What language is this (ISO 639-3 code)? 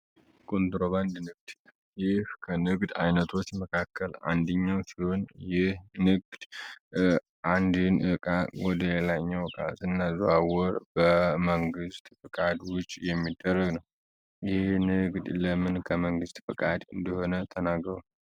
amh